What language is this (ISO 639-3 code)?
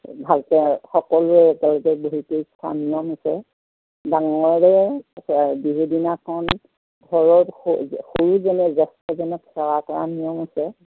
asm